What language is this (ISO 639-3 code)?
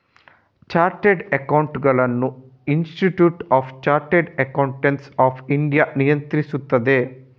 kan